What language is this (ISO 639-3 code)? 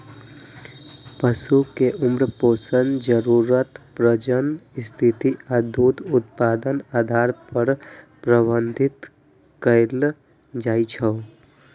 mai